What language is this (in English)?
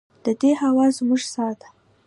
Pashto